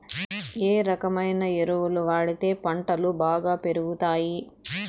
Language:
Telugu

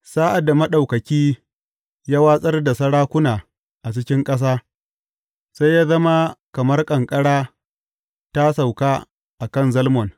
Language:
Hausa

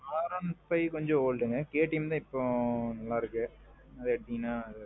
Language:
Tamil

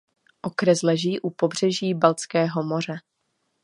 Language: Czech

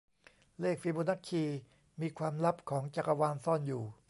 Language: Thai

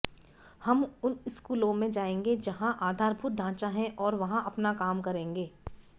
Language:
Hindi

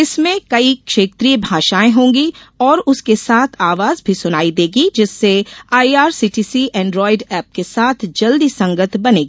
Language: Hindi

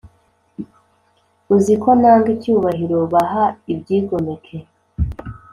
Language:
Kinyarwanda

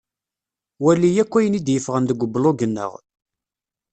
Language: Kabyle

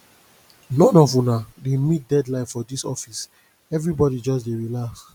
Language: Nigerian Pidgin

